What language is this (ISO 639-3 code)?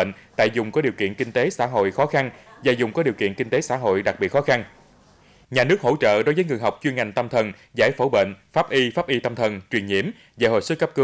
vie